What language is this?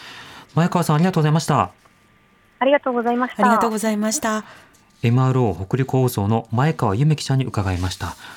Japanese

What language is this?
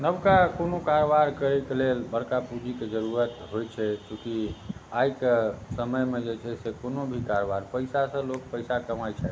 Maithili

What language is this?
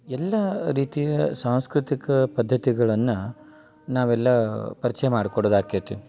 Kannada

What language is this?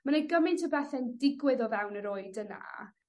Welsh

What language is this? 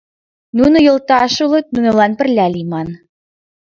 Mari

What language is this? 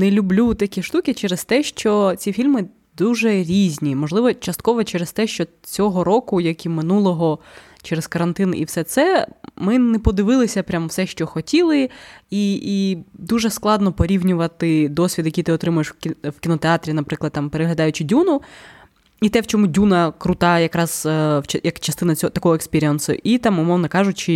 Ukrainian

